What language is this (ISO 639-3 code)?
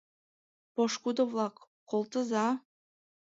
chm